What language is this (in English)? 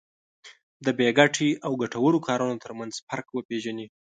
Pashto